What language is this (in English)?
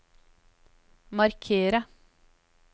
Norwegian